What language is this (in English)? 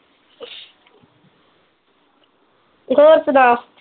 Punjabi